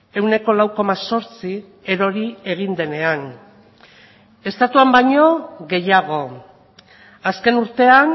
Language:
Basque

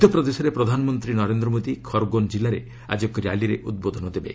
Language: Odia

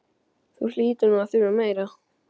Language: Icelandic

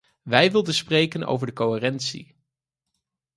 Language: Dutch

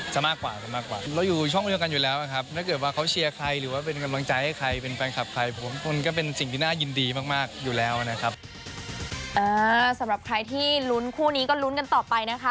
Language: Thai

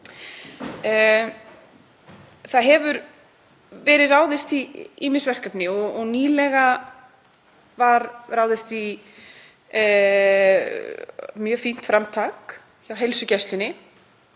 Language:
Icelandic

